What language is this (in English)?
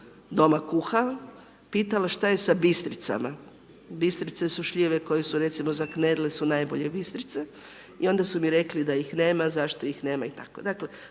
Croatian